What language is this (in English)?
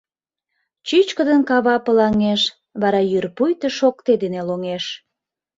Mari